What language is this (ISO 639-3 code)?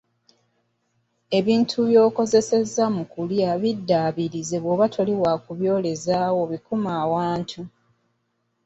lug